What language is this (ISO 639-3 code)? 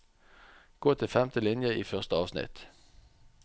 nor